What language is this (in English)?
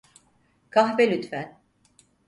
Turkish